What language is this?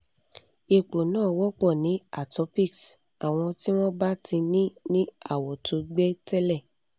Yoruba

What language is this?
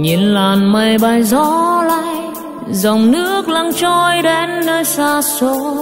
Vietnamese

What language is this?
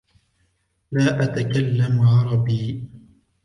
Arabic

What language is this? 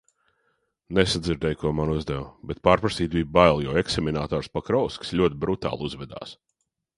Latvian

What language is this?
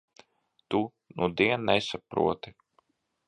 Latvian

